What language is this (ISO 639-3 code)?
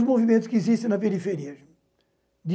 por